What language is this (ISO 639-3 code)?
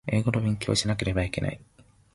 jpn